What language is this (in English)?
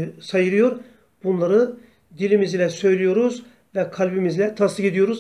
Turkish